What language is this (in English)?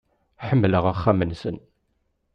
Kabyle